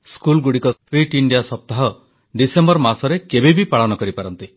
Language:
Odia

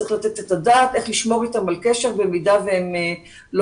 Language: Hebrew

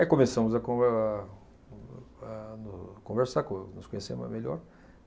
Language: Portuguese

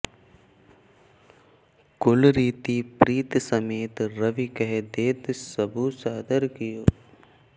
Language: Sanskrit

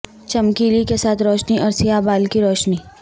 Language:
Urdu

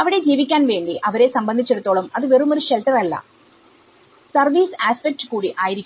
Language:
Malayalam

